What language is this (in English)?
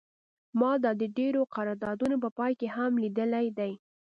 Pashto